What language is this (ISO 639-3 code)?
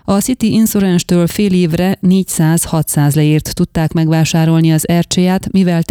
hun